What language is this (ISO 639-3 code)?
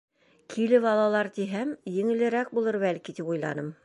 bak